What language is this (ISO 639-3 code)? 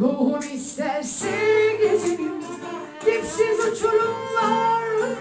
tur